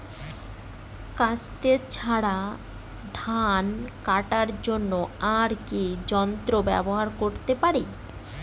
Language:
Bangla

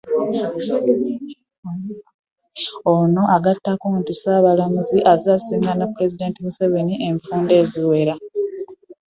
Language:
Ganda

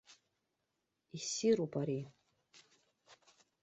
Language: Abkhazian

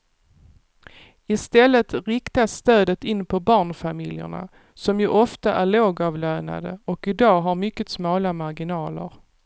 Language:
Swedish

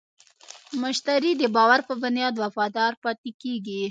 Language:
Pashto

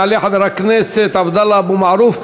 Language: Hebrew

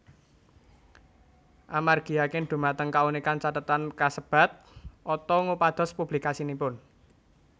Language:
Javanese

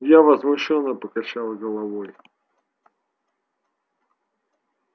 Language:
Russian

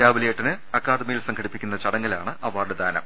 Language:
Malayalam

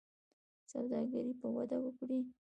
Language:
Pashto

